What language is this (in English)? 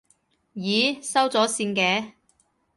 Cantonese